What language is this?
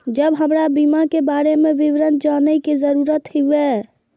Maithili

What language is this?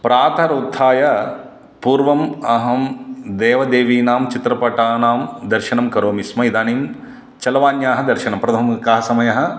Sanskrit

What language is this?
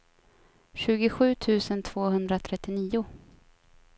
Swedish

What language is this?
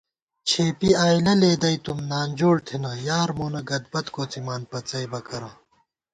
Gawar-Bati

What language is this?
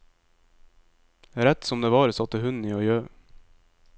Norwegian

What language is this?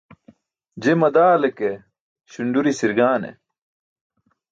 Burushaski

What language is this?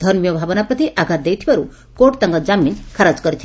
Odia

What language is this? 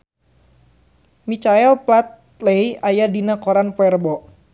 Sundanese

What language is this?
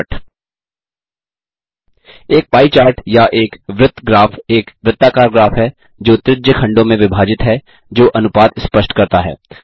Hindi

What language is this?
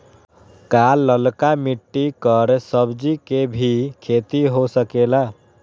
Magahi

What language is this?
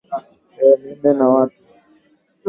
Swahili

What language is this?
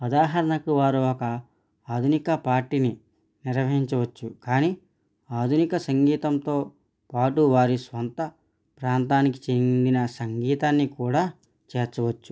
Telugu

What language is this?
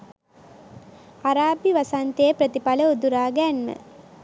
Sinhala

